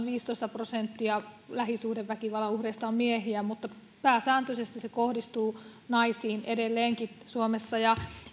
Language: Finnish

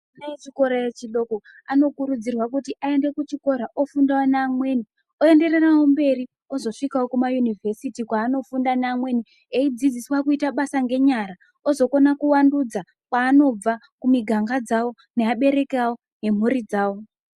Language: Ndau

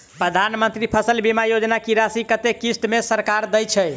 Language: Maithili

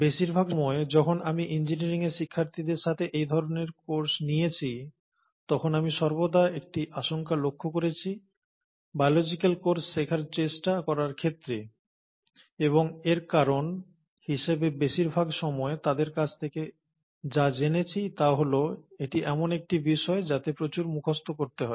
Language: Bangla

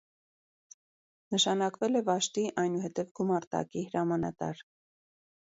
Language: Armenian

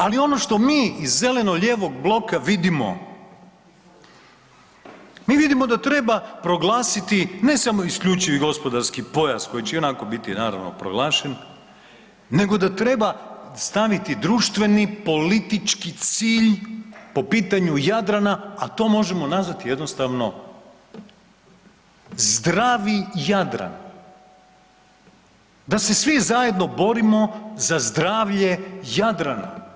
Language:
Croatian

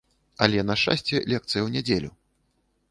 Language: Belarusian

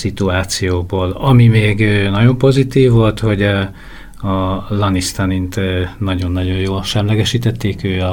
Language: Hungarian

